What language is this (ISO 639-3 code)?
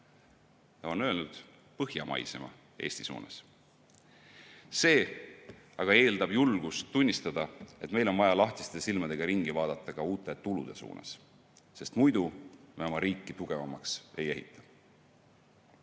est